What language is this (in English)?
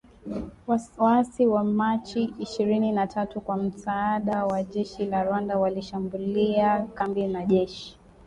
Swahili